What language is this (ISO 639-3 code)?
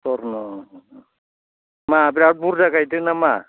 brx